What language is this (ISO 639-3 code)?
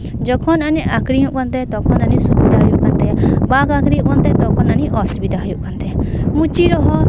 sat